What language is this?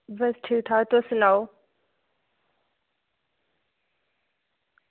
Dogri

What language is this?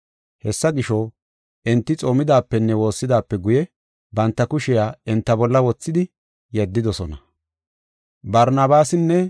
Gofa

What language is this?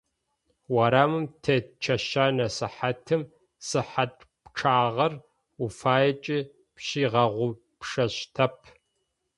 Adyghe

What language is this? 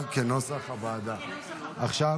Hebrew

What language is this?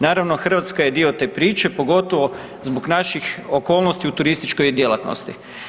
Croatian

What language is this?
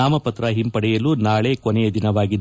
Kannada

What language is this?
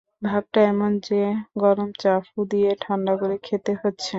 Bangla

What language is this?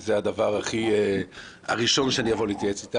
Hebrew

